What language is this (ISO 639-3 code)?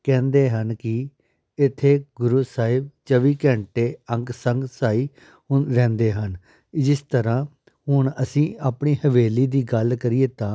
pan